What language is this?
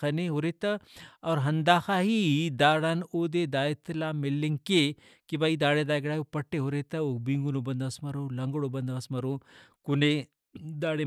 Brahui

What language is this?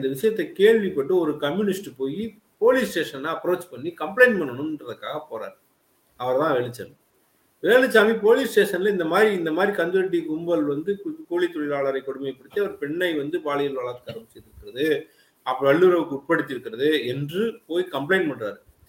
Tamil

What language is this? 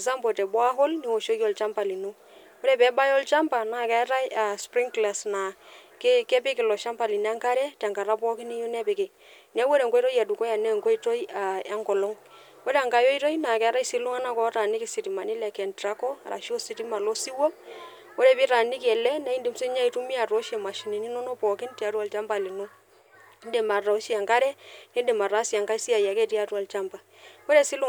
Masai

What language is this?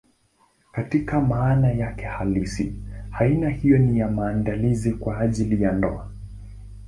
Swahili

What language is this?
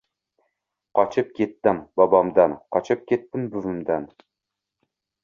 Uzbek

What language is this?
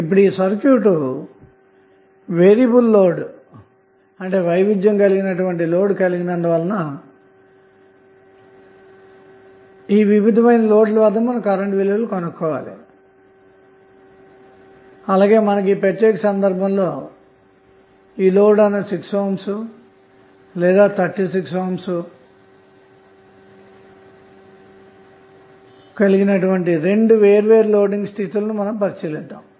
Telugu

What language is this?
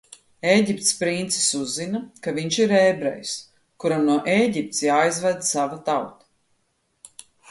Latvian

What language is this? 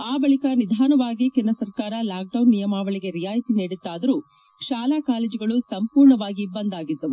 Kannada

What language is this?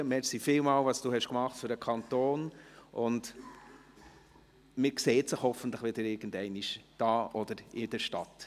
Swiss German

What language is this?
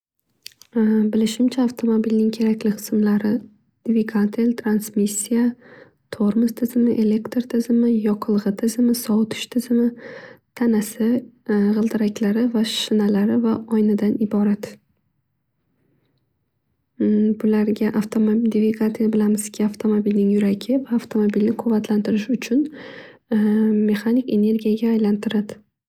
Uzbek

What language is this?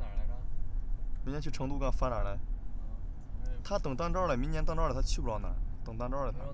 Chinese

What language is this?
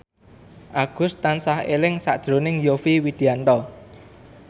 Javanese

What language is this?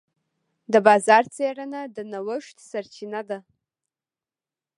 Pashto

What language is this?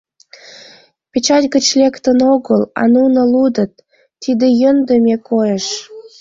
Mari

